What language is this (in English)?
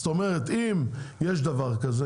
Hebrew